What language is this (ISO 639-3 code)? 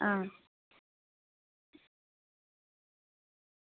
doi